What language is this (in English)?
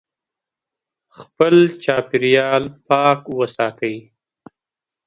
Pashto